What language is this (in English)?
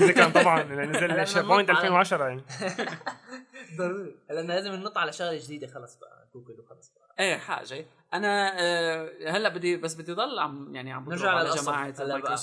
Arabic